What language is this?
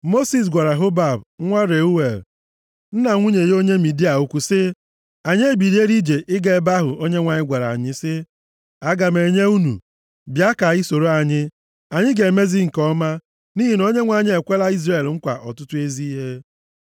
Igbo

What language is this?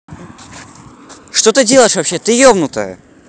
Russian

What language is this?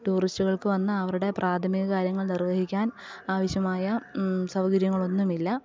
Malayalam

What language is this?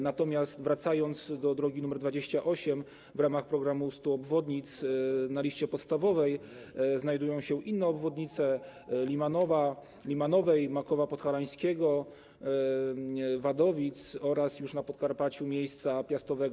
Polish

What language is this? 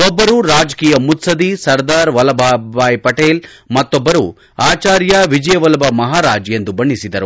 Kannada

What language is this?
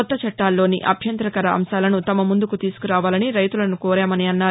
Telugu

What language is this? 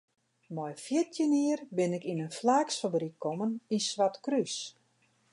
Western Frisian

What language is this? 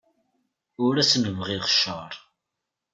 Kabyle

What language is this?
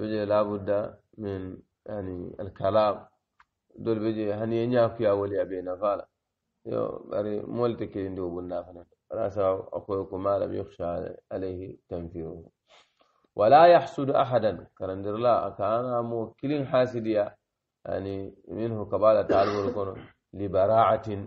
Arabic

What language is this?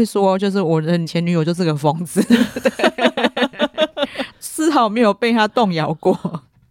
Chinese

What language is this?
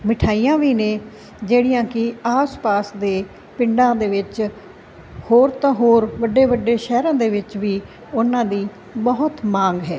Punjabi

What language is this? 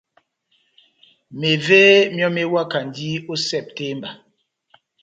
Batanga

